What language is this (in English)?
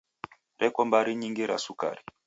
Taita